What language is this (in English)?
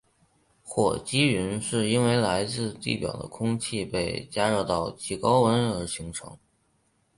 Chinese